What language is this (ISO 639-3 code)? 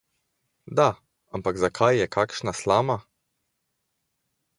slv